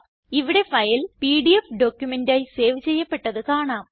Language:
Malayalam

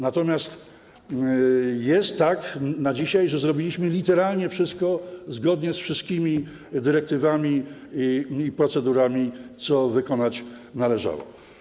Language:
Polish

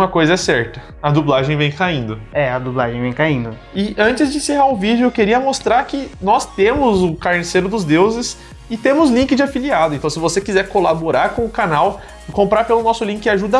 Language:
Portuguese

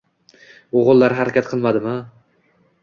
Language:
Uzbek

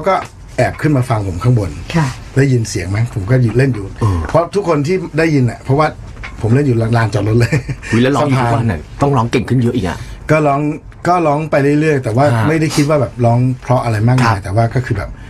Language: Thai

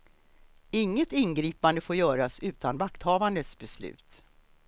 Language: Swedish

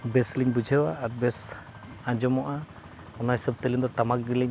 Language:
Santali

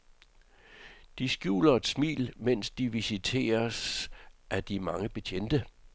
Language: Danish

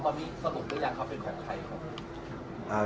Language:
Thai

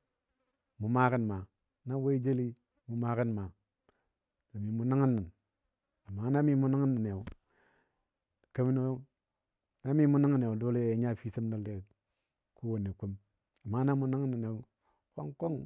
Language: Dadiya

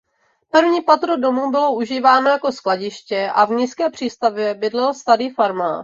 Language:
Czech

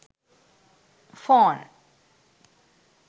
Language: Sinhala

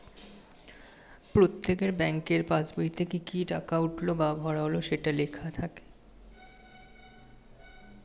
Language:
Bangla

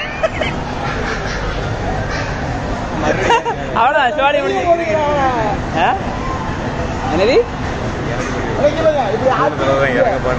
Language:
Indonesian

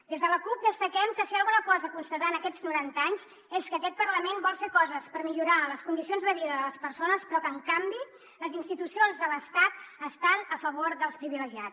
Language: Catalan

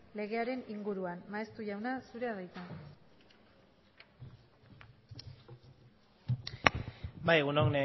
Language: Basque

